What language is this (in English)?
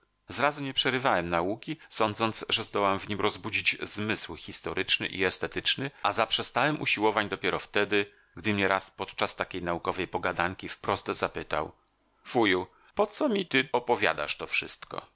Polish